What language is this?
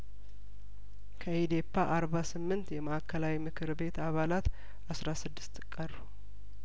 Amharic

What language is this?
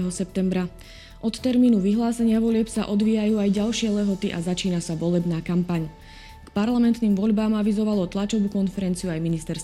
Slovak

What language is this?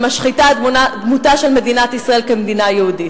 Hebrew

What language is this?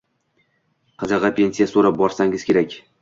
Uzbek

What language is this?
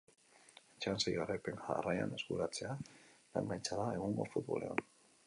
Basque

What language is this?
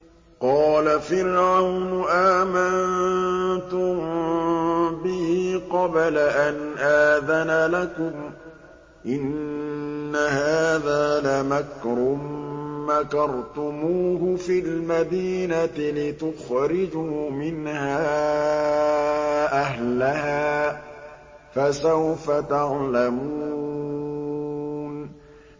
Arabic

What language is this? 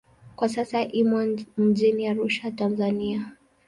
Swahili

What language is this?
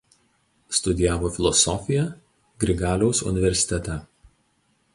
Lithuanian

